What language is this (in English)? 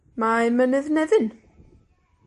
Welsh